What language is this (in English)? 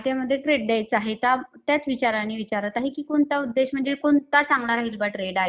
Marathi